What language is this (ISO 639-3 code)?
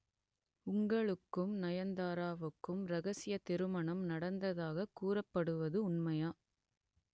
tam